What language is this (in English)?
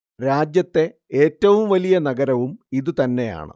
Malayalam